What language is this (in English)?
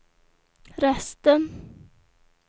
Swedish